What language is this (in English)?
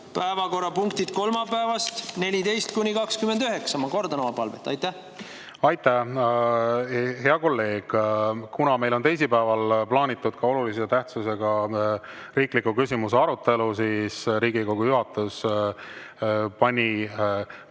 Estonian